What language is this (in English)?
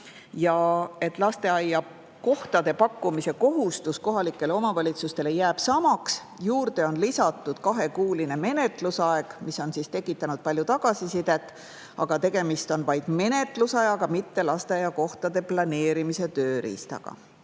Estonian